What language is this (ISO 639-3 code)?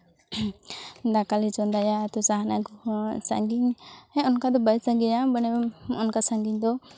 sat